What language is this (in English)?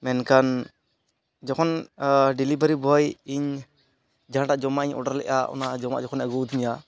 Santali